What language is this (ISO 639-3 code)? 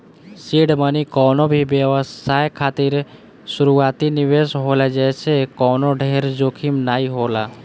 bho